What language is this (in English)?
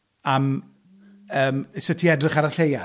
Welsh